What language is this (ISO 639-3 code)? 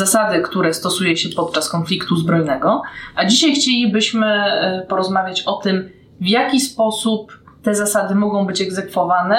pol